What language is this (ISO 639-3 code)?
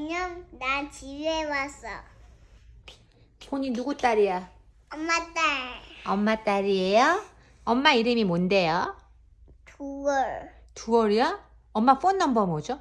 kor